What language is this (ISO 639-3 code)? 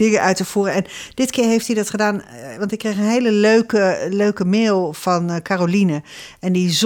nld